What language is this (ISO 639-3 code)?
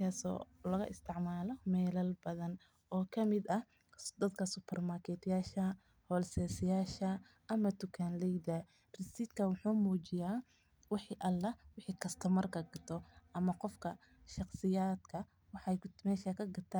som